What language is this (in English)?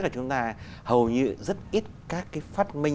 Vietnamese